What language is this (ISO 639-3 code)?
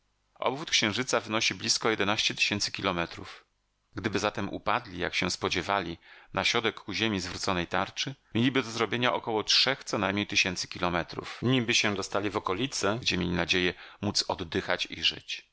pol